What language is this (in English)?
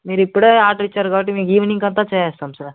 Telugu